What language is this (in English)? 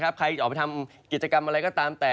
Thai